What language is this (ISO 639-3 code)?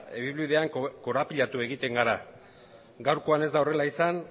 eus